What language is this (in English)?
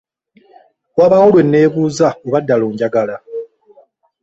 Ganda